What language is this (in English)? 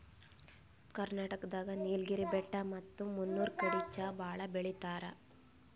Kannada